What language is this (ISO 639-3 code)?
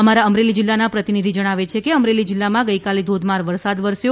guj